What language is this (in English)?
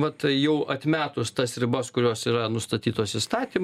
Lithuanian